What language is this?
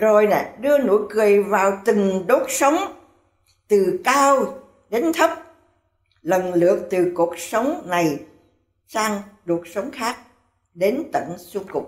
Vietnamese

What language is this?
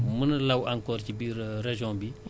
Wolof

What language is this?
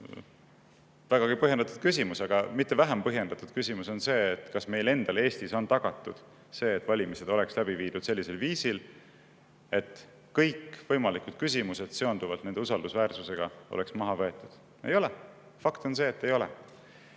Estonian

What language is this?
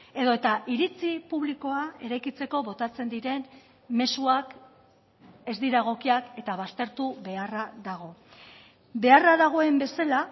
Basque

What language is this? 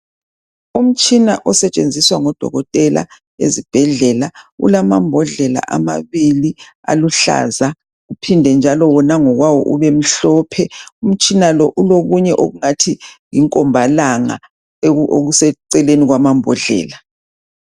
North Ndebele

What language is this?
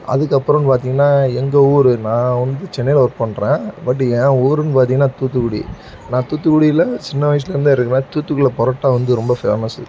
Tamil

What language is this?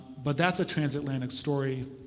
English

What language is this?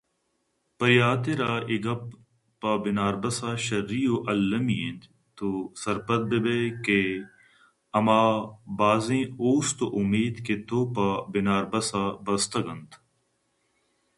Eastern Balochi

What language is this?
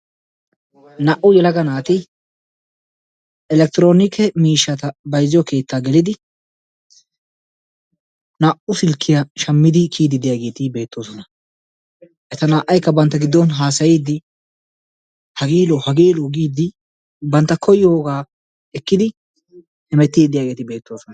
Wolaytta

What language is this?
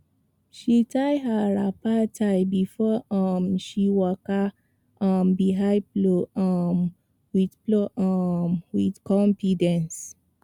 Nigerian Pidgin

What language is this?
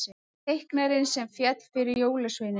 Icelandic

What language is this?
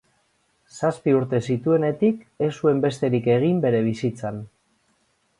Basque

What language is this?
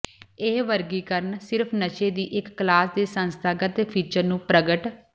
Punjabi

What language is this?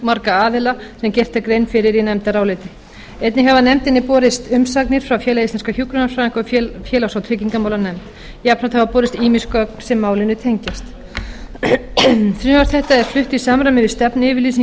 Icelandic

